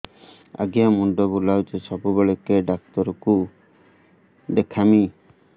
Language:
Odia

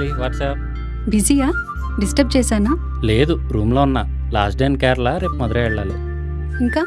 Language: Telugu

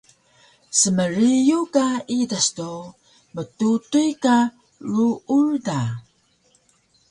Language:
Taroko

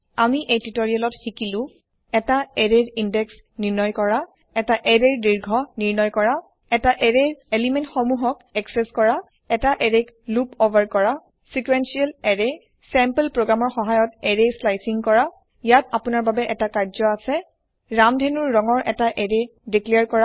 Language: Assamese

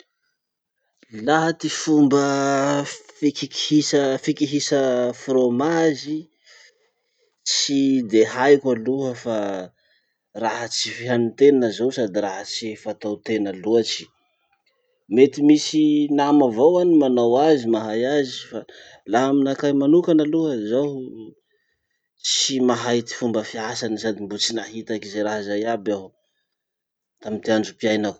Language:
Masikoro Malagasy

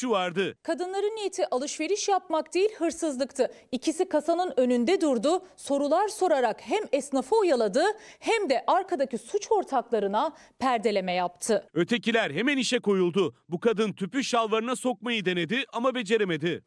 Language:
Turkish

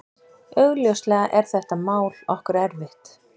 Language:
Icelandic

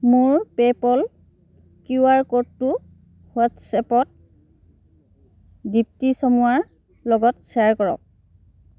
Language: Assamese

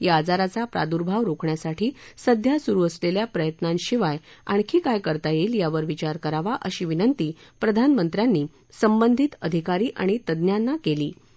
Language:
Marathi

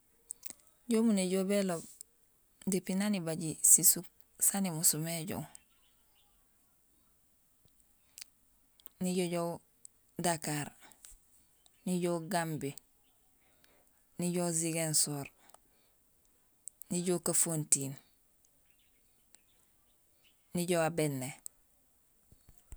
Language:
Gusilay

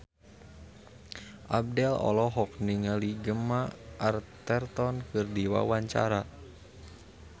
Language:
Sundanese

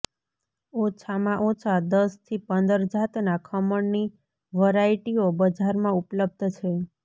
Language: Gujarati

